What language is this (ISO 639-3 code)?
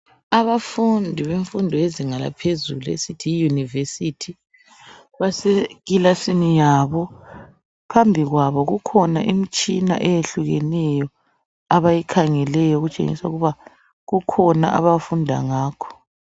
nde